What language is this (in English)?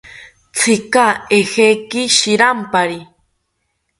South Ucayali Ashéninka